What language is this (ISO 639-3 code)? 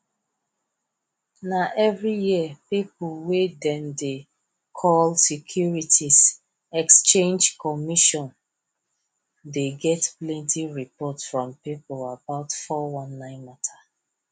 pcm